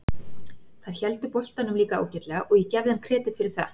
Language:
Icelandic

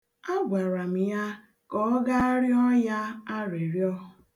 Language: Igbo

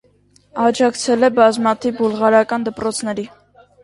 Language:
Armenian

